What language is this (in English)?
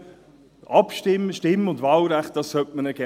Swiss German